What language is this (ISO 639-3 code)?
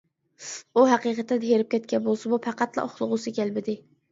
uig